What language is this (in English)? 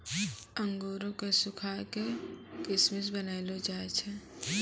Maithili